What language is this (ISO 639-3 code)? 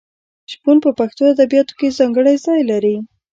pus